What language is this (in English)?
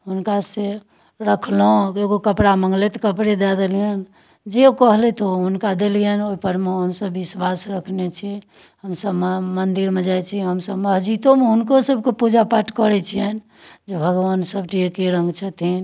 Maithili